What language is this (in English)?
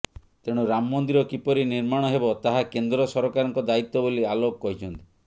Odia